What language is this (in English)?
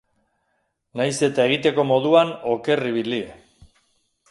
Basque